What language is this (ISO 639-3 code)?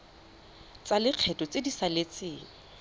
tsn